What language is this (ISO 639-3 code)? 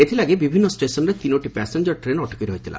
ori